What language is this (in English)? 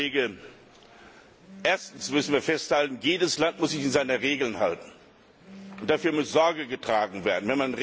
German